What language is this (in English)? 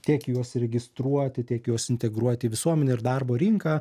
Lithuanian